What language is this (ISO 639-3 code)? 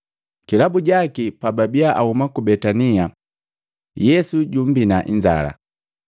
mgv